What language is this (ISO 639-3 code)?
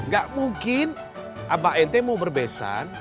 ind